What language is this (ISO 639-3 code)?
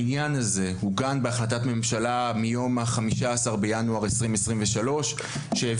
heb